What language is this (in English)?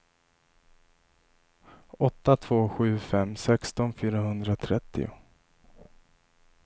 Swedish